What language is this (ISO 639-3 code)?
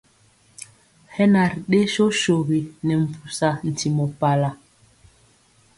mcx